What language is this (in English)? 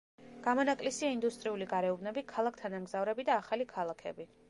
Georgian